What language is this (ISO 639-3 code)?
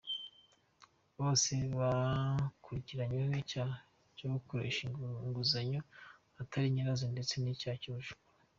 kin